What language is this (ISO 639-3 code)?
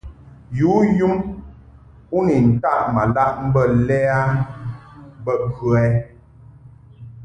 mhk